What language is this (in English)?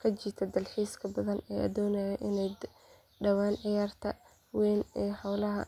Somali